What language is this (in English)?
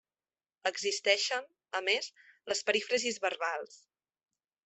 Catalan